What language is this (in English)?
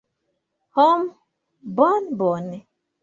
Esperanto